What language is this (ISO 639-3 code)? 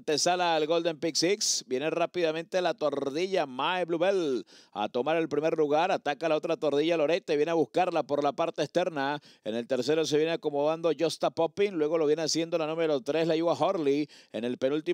spa